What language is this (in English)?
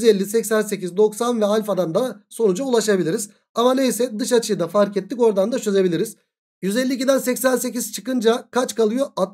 Turkish